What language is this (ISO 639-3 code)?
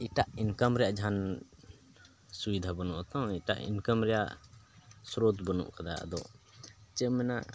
sat